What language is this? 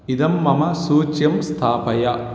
Sanskrit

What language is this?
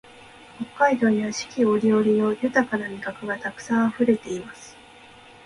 Japanese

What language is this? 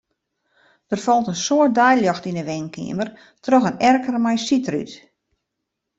Western Frisian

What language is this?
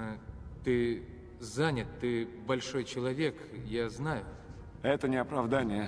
Russian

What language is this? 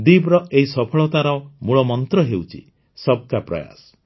Odia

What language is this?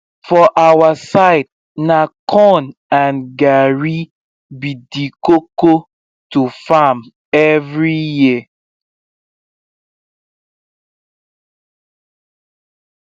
Nigerian Pidgin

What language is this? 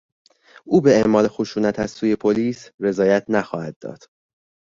Persian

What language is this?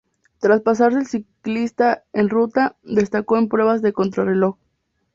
Spanish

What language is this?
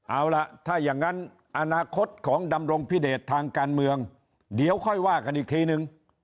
Thai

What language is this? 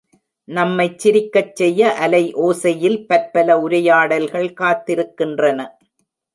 Tamil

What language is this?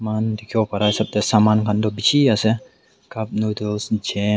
Naga Pidgin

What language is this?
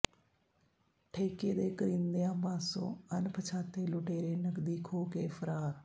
Punjabi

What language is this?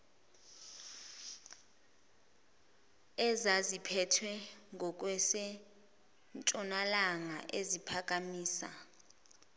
Zulu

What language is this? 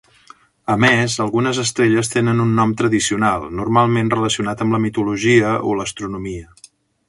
Catalan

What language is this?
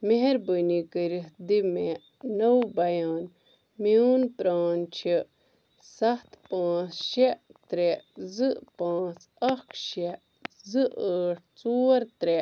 Kashmiri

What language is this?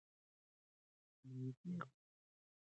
Pashto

